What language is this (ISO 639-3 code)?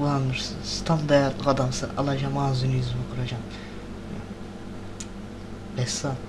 tur